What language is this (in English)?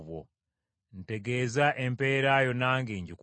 Ganda